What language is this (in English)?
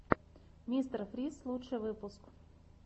Russian